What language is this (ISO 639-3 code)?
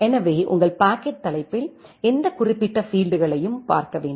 tam